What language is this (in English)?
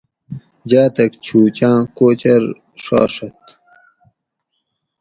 Gawri